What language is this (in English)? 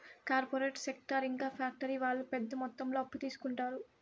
Telugu